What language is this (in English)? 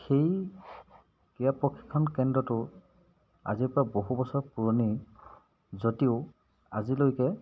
Assamese